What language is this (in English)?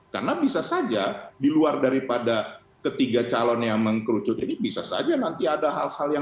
Indonesian